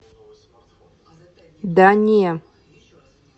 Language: Russian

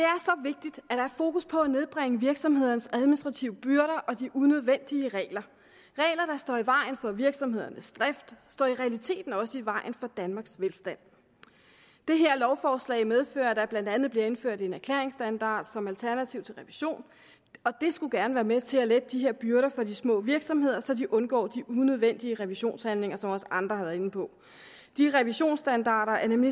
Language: Danish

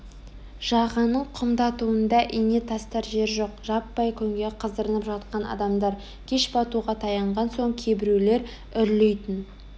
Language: Kazakh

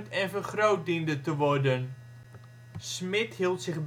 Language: Dutch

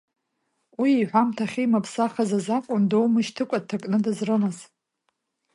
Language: Abkhazian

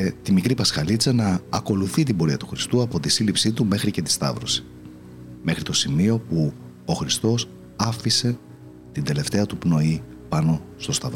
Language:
Greek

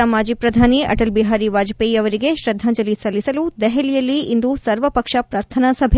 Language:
Kannada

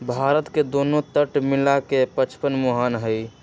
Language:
Magahi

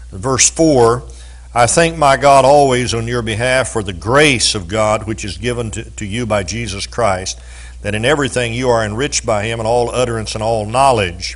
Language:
English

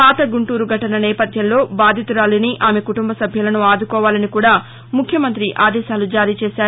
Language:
Telugu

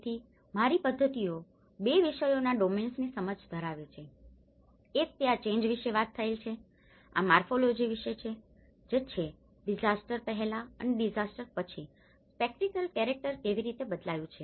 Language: Gujarati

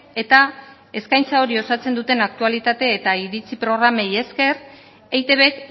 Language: Basque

